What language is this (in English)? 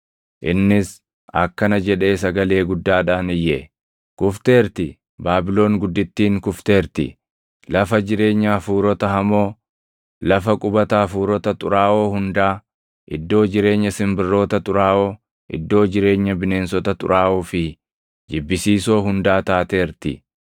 Oromo